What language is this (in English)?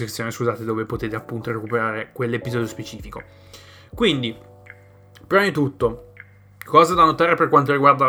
Italian